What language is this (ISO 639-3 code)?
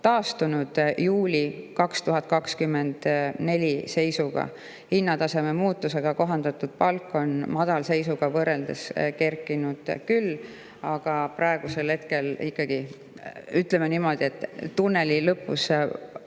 est